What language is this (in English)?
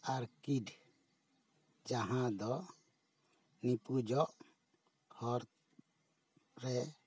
Santali